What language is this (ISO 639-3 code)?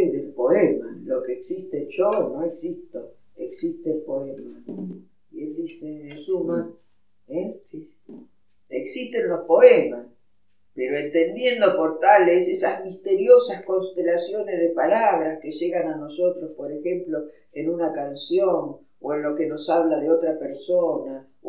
spa